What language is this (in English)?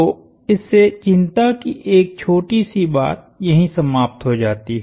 Hindi